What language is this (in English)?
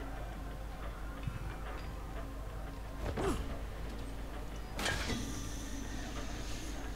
Hungarian